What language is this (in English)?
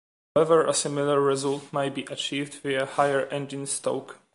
English